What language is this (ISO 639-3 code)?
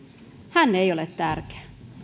fin